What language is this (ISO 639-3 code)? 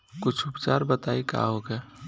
bho